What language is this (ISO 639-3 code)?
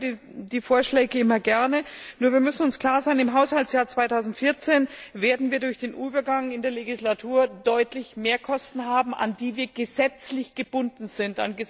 deu